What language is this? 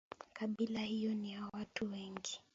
Swahili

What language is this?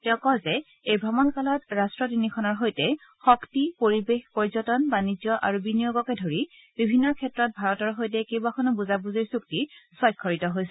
Assamese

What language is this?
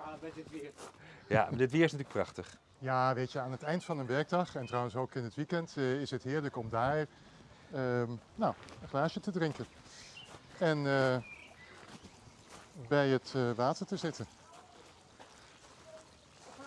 Dutch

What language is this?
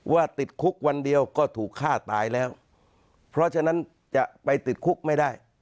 Thai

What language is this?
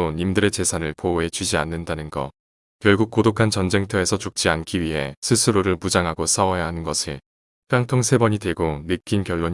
Korean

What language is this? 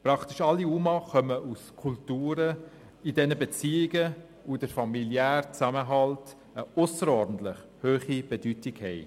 Swiss German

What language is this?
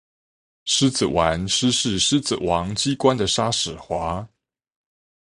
Chinese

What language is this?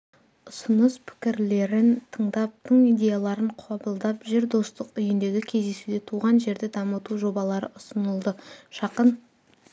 Kazakh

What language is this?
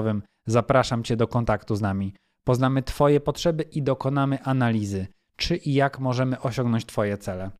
Polish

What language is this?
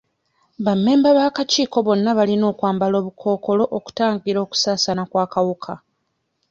Ganda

